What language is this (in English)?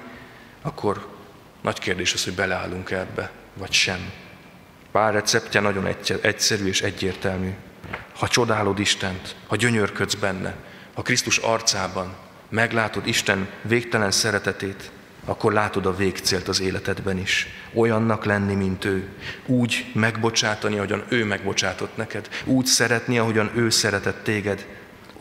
Hungarian